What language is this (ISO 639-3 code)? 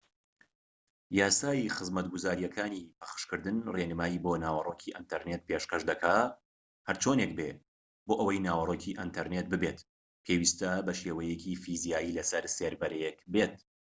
ckb